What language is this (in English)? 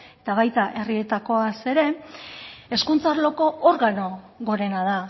Basque